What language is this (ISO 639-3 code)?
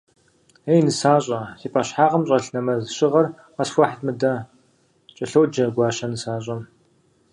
kbd